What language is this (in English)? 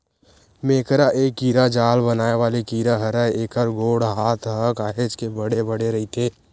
Chhattisgarhi